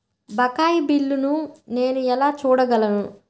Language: Telugu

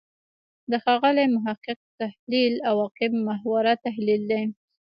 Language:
Pashto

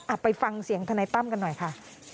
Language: Thai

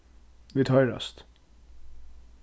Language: Faroese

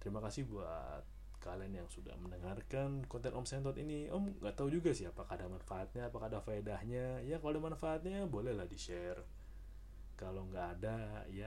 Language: Indonesian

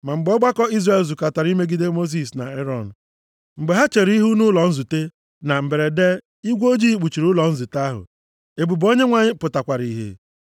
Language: Igbo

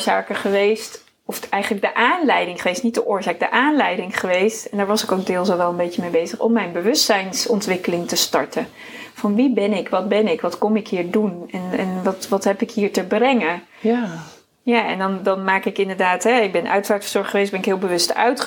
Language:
Dutch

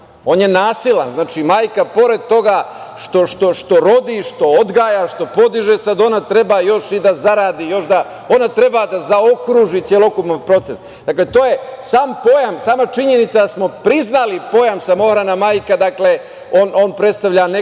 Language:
Serbian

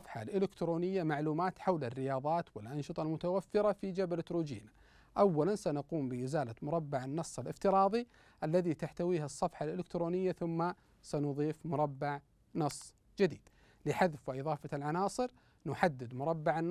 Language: Arabic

